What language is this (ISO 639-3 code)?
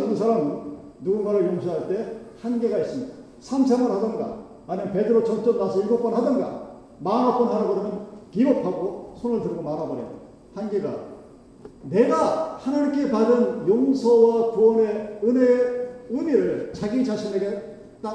kor